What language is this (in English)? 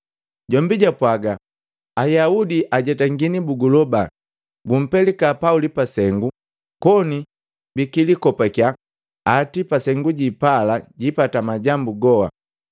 Matengo